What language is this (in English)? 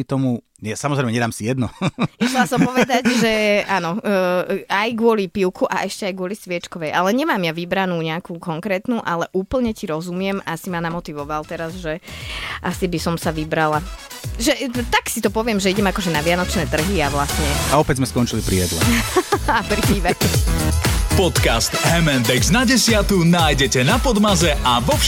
Slovak